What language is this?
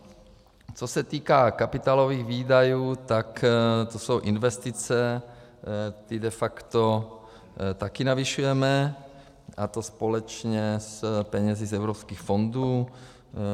Czech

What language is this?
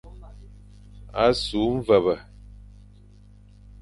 Fang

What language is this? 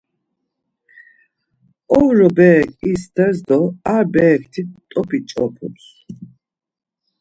Laz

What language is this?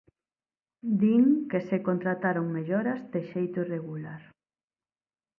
Galician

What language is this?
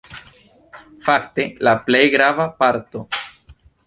Esperanto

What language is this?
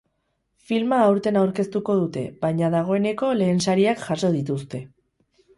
Basque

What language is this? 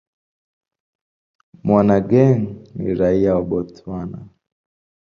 Swahili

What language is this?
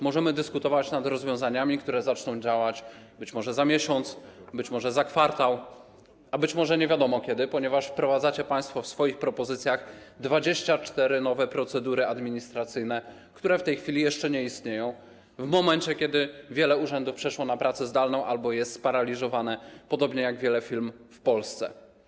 Polish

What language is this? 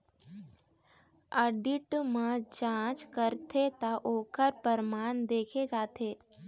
Chhattisgarhi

